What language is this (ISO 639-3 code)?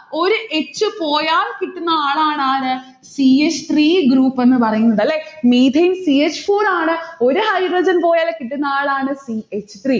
mal